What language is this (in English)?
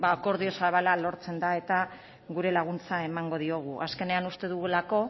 Basque